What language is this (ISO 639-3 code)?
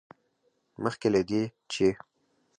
pus